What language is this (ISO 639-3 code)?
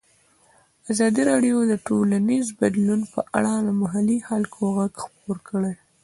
pus